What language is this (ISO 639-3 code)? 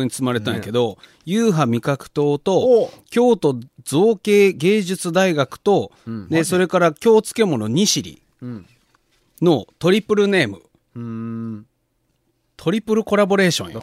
jpn